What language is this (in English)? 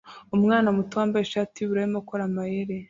Kinyarwanda